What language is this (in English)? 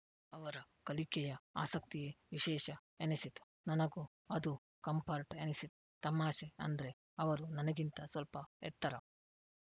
Kannada